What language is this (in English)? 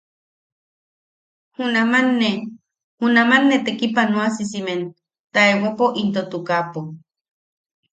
Yaqui